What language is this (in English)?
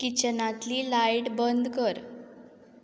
Konkani